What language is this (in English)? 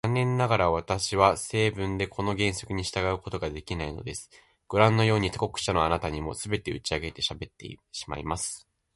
Japanese